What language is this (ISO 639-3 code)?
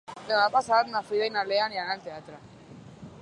cat